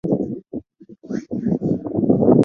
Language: Chinese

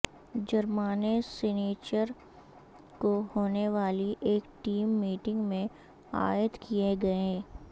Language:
Urdu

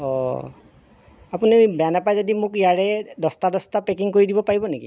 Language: Assamese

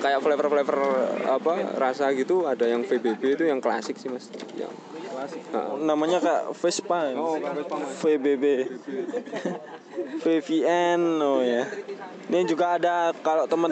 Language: Indonesian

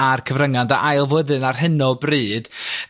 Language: Welsh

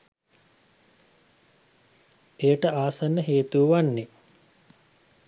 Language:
Sinhala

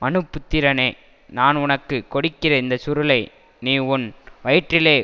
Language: Tamil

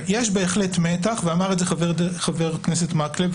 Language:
Hebrew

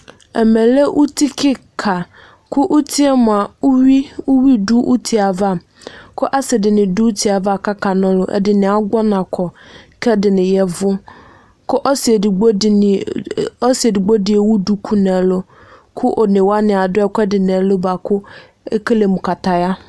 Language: Ikposo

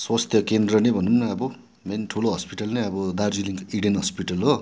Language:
Nepali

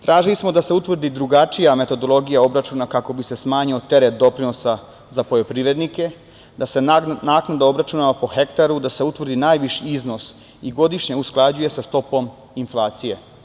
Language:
Serbian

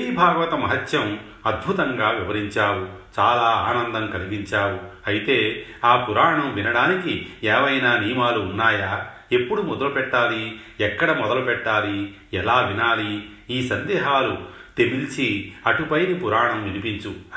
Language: Telugu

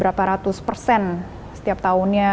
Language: Indonesian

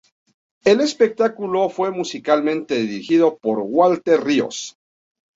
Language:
Spanish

